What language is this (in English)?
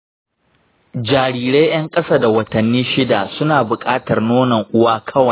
Hausa